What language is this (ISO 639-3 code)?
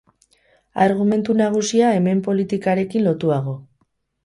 eus